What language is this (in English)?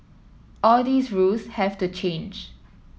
English